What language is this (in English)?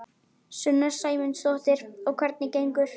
Icelandic